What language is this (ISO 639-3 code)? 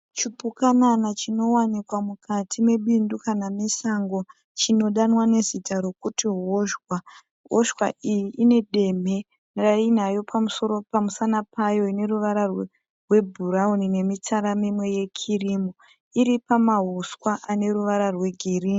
sna